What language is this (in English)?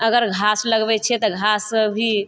Maithili